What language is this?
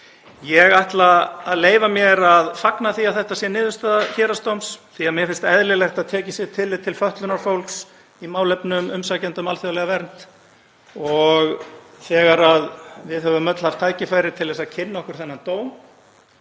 Icelandic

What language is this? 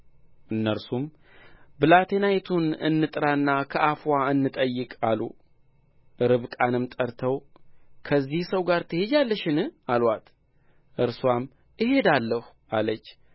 Amharic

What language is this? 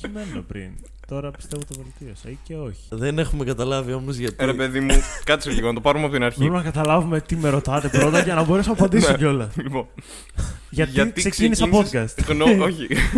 Greek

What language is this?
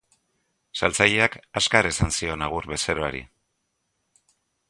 Basque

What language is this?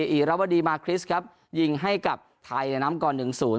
Thai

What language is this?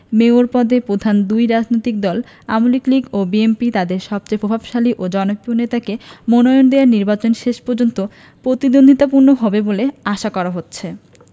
Bangla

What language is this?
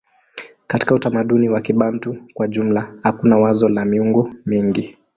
Swahili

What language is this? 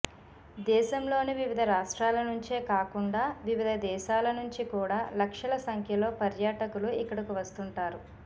Telugu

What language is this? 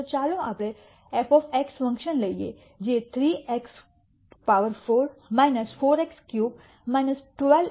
Gujarati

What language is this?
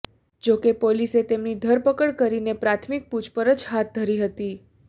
Gujarati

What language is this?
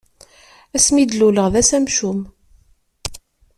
Kabyle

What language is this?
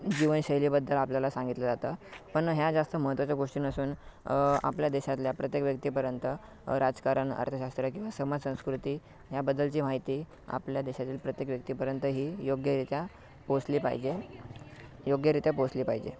Marathi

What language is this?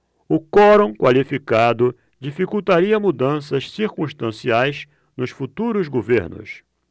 Portuguese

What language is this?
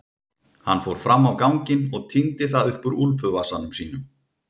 Icelandic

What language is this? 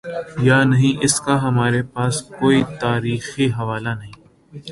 Urdu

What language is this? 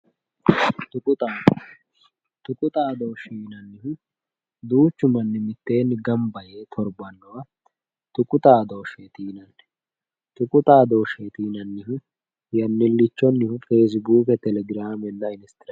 Sidamo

